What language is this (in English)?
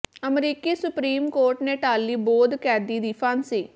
Punjabi